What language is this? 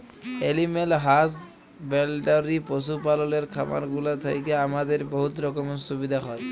Bangla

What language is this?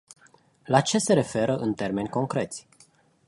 Romanian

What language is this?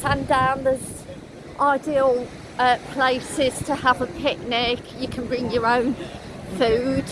English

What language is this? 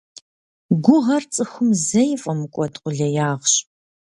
Kabardian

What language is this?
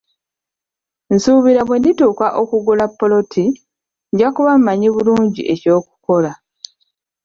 Ganda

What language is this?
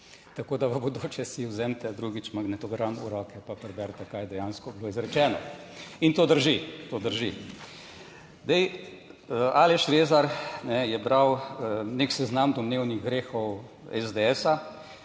Slovenian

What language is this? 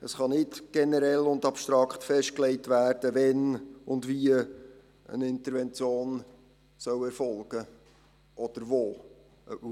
Swiss German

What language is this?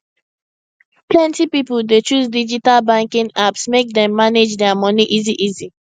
Nigerian Pidgin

